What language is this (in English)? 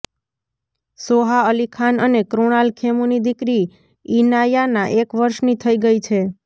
Gujarati